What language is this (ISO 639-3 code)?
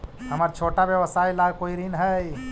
mag